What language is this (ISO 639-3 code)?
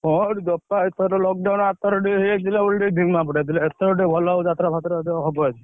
ori